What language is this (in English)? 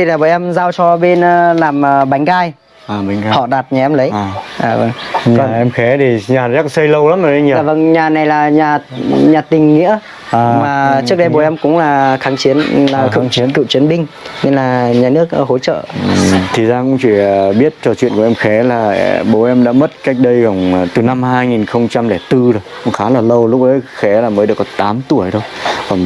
Vietnamese